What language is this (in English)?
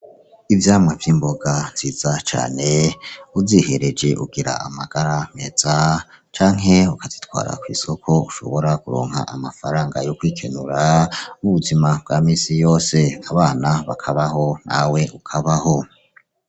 Rundi